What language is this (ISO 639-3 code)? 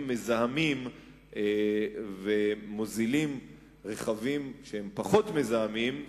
heb